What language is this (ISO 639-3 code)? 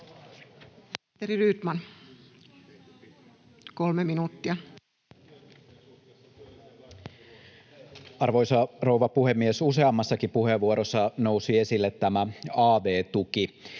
fin